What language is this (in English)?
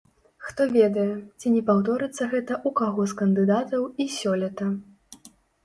Belarusian